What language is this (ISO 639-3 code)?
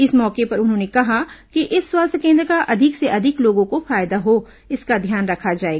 hin